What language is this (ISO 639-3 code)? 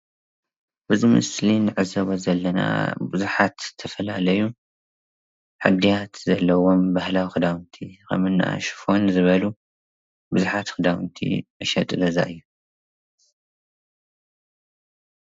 tir